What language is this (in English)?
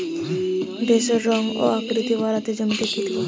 Bangla